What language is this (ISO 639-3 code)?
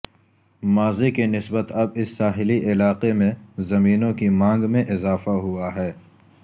urd